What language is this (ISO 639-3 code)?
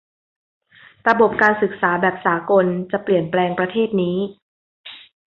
tha